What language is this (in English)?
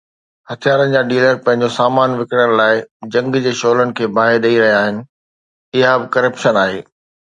Sindhi